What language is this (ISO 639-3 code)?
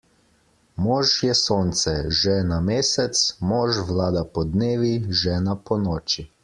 slv